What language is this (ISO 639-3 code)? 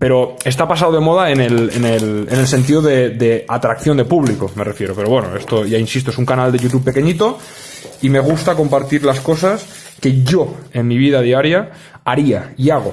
spa